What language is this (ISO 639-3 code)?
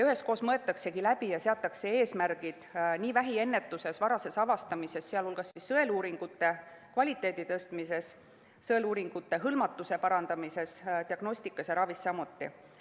est